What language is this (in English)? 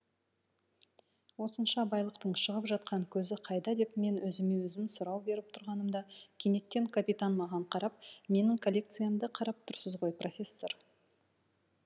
Kazakh